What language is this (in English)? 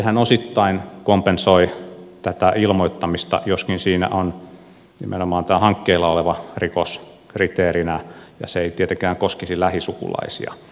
Finnish